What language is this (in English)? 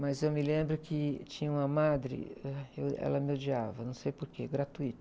Portuguese